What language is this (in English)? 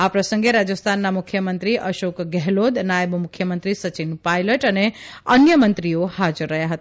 Gujarati